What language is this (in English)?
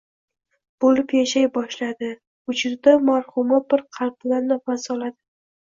Uzbek